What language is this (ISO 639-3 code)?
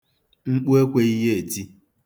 ibo